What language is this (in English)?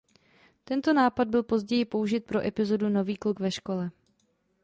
Czech